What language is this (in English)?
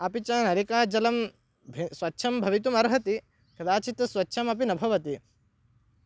Sanskrit